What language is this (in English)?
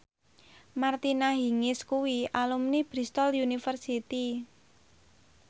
Javanese